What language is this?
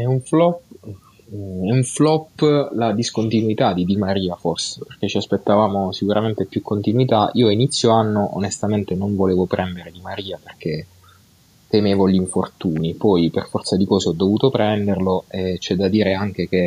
Italian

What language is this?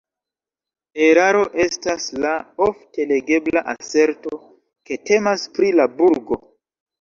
Esperanto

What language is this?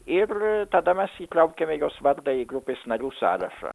Lithuanian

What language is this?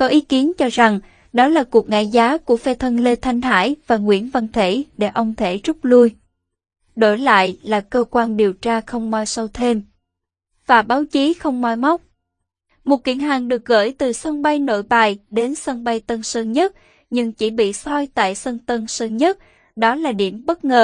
Vietnamese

